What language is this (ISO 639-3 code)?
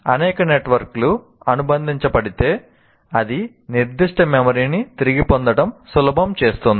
tel